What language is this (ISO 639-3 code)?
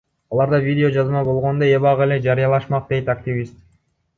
kir